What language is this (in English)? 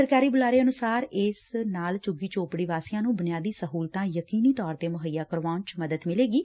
Punjabi